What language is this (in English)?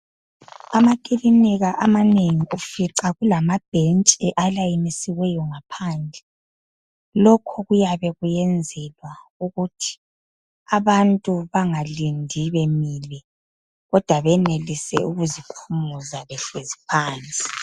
North Ndebele